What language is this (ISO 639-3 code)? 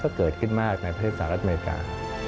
tha